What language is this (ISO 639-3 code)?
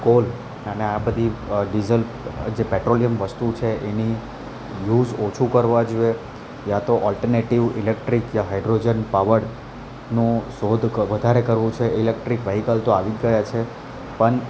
guj